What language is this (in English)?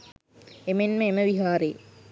Sinhala